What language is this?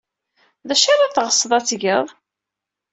Kabyle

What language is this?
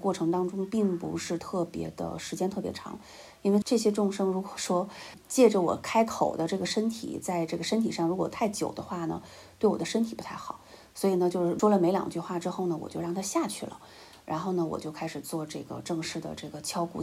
Chinese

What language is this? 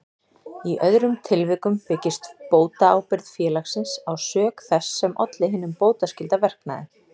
Icelandic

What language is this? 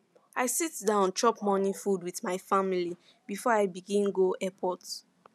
Nigerian Pidgin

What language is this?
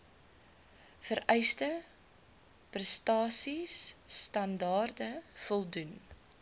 Afrikaans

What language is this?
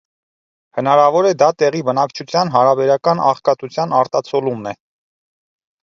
Armenian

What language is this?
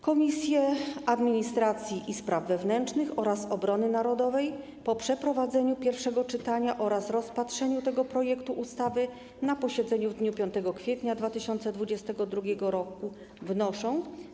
Polish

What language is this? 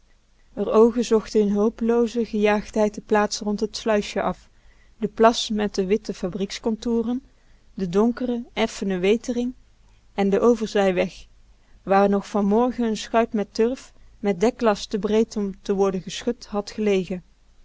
Dutch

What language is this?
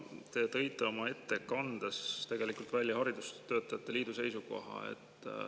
Estonian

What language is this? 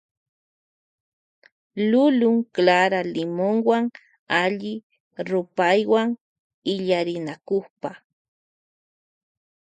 Loja Highland Quichua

